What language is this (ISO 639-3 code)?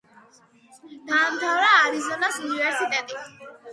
kat